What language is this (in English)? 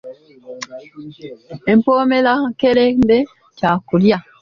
Ganda